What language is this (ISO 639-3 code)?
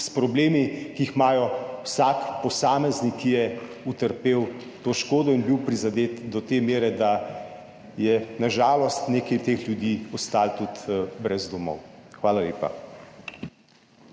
slv